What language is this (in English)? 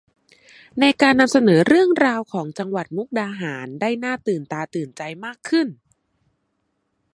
Thai